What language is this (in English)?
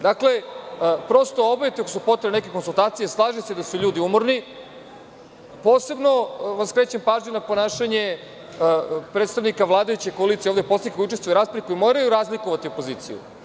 Serbian